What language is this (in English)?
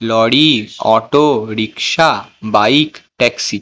Bangla